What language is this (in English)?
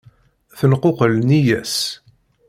Kabyle